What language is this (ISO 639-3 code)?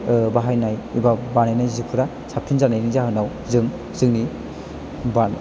brx